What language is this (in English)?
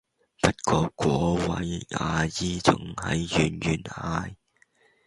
Cantonese